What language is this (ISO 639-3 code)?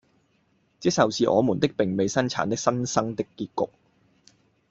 yue